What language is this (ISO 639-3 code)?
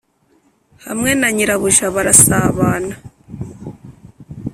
kin